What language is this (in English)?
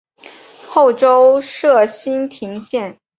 Chinese